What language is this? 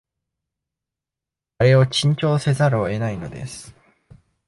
Japanese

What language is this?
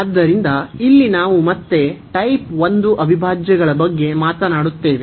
Kannada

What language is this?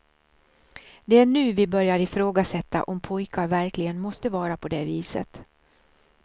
Swedish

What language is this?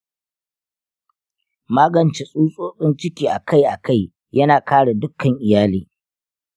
Hausa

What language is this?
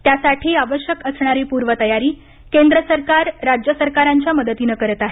Marathi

